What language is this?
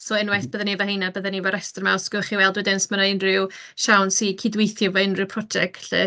Welsh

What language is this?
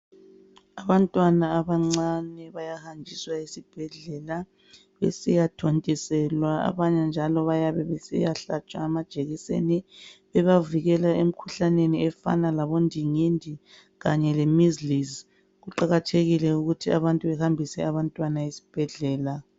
North Ndebele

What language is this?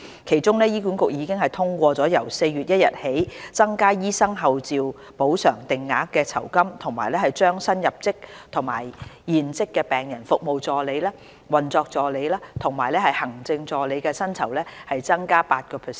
Cantonese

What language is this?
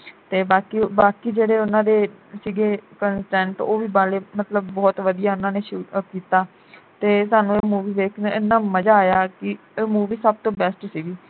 Punjabi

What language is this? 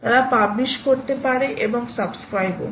Bangla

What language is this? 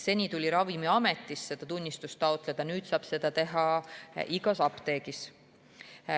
Estonian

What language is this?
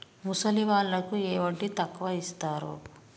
Telugu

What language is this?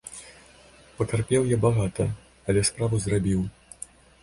Belarusian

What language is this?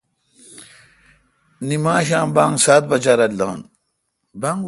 Kalkoti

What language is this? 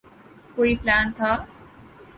Urdu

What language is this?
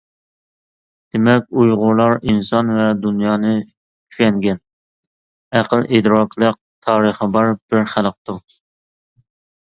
Uyghur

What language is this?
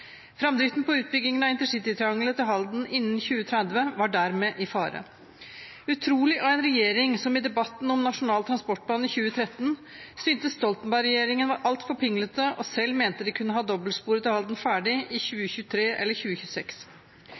Norwegian Bokmål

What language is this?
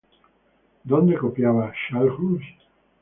Spanish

